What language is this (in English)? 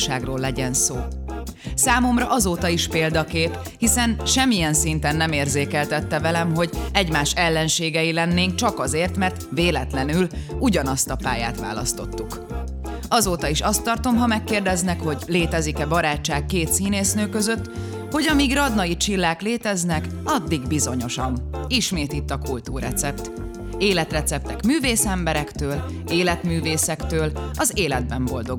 Hungarian